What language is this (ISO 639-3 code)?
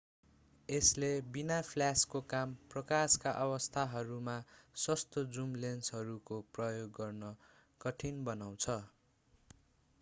nep